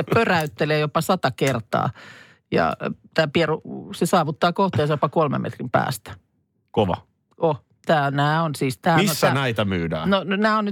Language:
Finnish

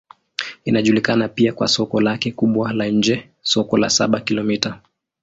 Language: Swahili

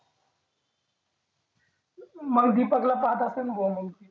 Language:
Marathi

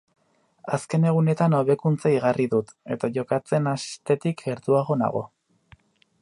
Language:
Basque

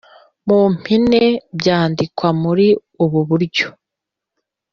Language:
Kinyarwanda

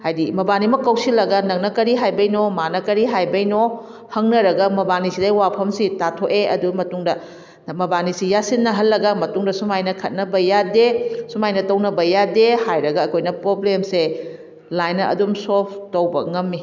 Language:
Manipuri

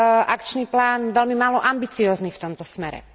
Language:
Slovak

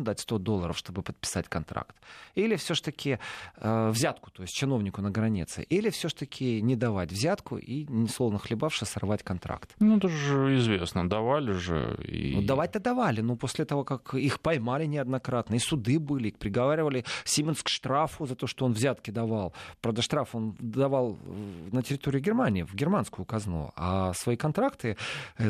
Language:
Russian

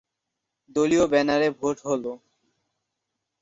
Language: Bangla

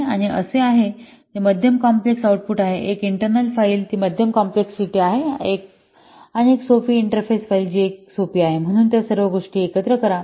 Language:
Marathi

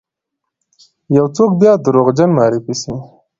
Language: Pashto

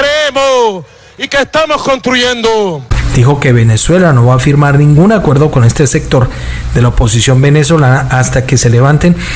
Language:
Spanish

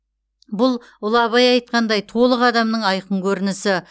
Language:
Kazakh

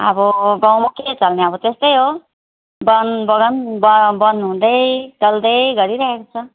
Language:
Nepali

